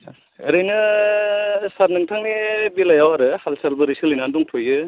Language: Bodo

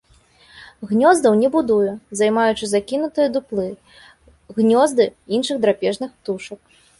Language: Belarusian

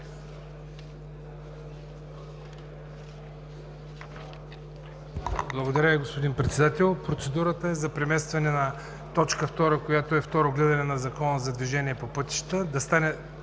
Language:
Bulgarian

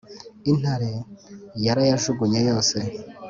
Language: Kinyarwanda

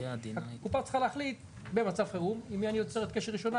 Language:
Hebrew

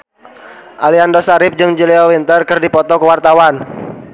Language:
Sundanese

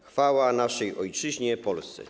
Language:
Polish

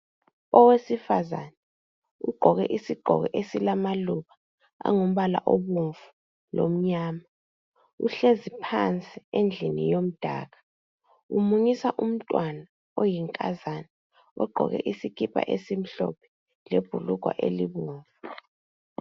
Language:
North Ndebele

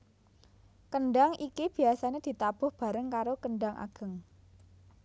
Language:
Javanese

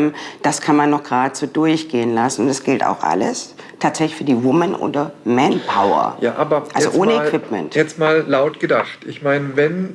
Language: German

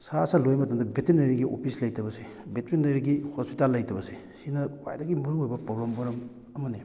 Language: Manipuri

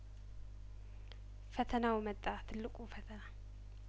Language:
Amharic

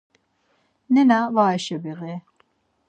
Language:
Laz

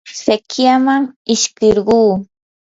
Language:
Yanahuanca Pasco Quechua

